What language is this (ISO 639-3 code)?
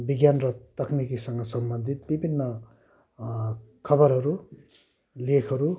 nep